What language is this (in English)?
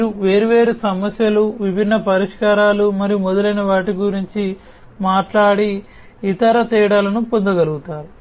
Telugu